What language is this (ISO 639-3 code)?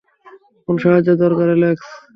ben